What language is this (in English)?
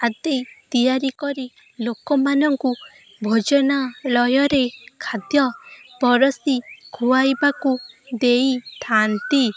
Odia